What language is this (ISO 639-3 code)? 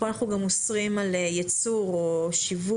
heb